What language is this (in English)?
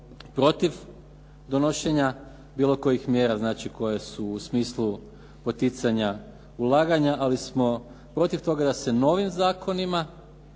Croatian